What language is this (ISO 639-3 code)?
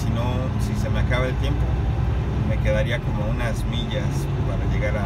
spa